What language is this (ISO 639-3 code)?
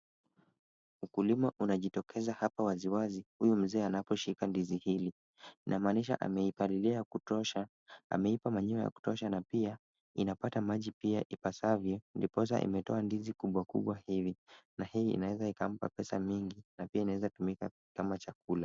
swa